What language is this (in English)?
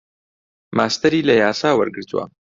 Central Kurdish